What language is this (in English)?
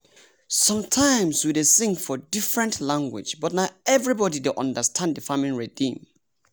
Nigerian Pidgin